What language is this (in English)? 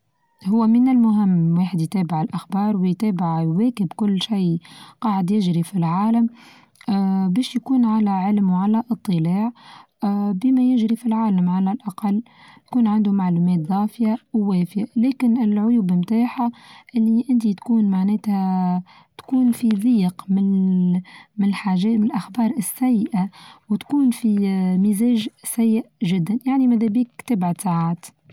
Tunisian Arabic